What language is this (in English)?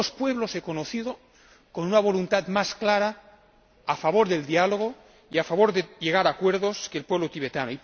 Spanish